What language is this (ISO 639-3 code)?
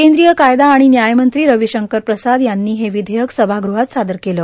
mar